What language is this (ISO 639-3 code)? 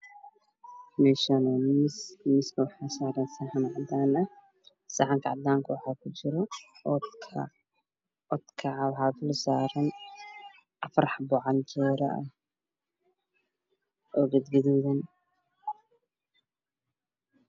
som